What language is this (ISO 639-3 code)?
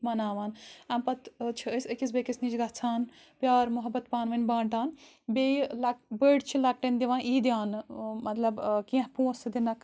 kas